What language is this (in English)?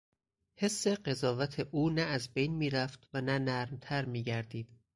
Persian